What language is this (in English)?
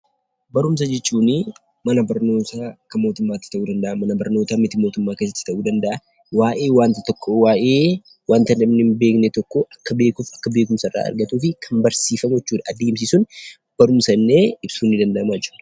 Oromo